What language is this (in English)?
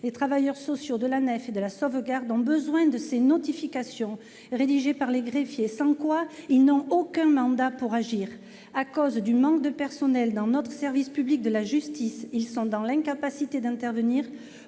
French